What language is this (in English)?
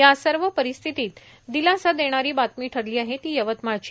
Marathi